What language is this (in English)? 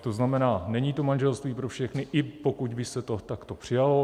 Czech